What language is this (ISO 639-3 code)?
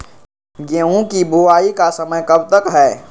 mag